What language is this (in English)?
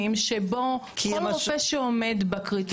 Hebrew